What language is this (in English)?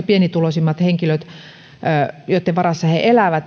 Finnish